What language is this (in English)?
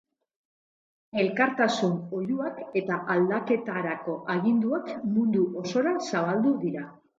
Basque